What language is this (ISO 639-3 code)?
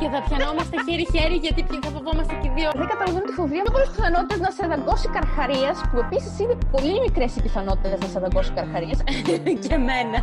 ell